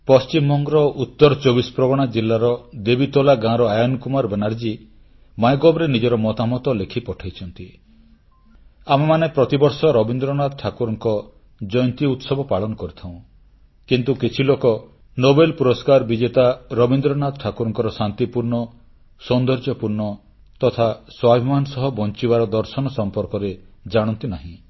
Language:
Odia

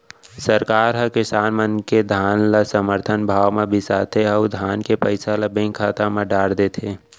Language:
Chhattisgarhi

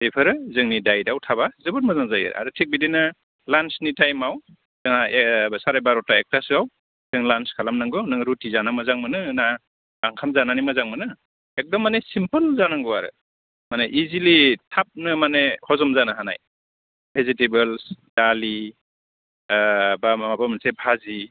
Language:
Bodo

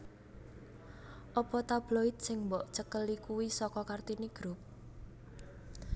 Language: Javanese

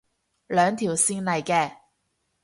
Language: Cantonese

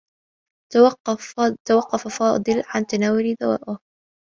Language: Arabic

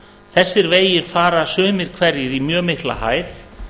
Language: Icelandic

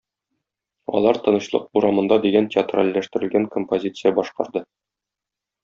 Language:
Tatar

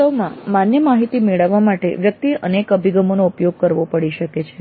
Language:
Gujarati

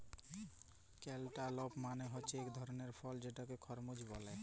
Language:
Bangla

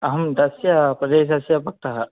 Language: Sanskrit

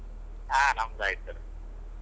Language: Kannada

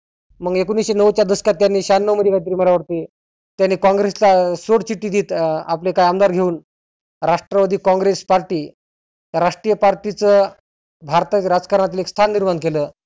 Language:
Marathi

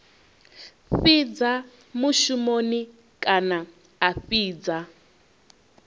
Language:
Venda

